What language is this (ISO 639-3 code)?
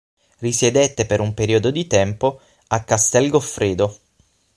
ita